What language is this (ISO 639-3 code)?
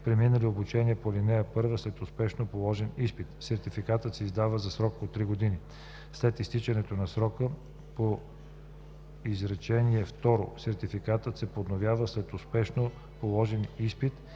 bul